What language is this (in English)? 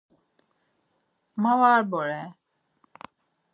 Laz